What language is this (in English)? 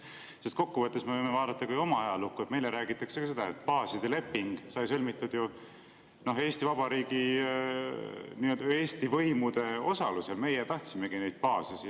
Estonian